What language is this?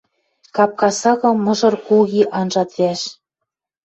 Western Mari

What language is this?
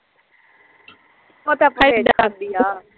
Punjabi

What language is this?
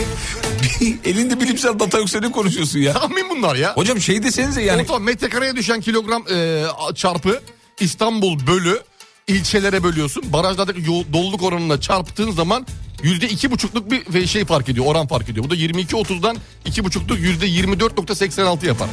Turkish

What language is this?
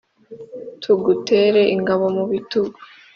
Kinyarwanda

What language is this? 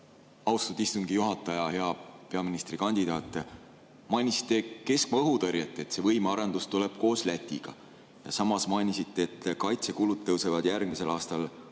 Estonian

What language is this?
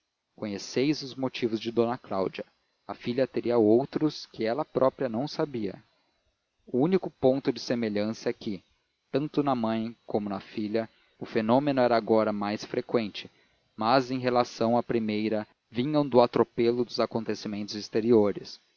Portuguese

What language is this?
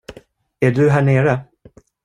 Swedish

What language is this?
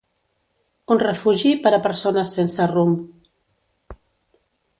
Catalan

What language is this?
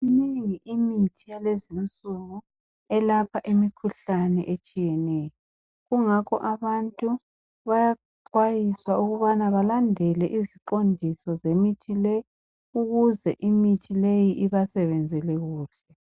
North Ndebele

